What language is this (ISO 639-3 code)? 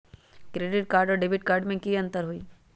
mag